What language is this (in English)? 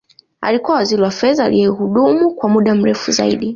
Swahili